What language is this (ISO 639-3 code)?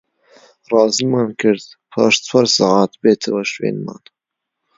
ckb